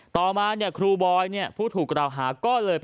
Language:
Thai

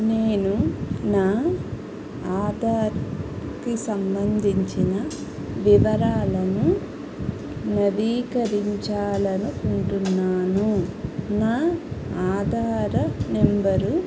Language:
Telugu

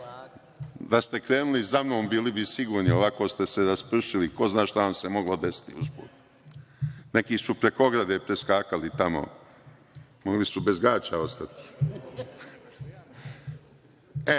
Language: Serbian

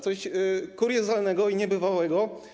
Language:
Polish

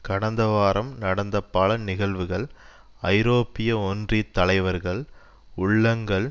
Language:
Tamil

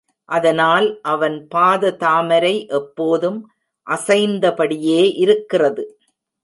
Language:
Tamil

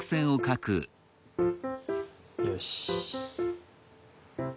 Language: Japanese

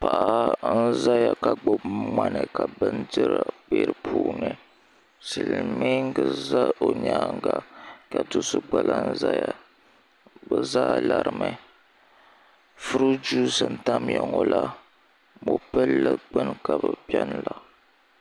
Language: Dagbani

